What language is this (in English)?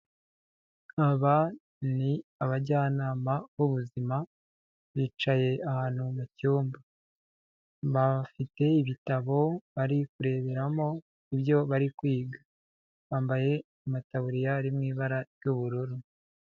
Kinyarwanda